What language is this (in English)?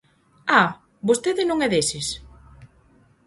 Galician